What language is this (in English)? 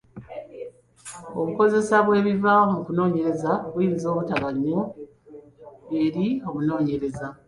Ganda